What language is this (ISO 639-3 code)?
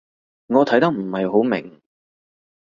yue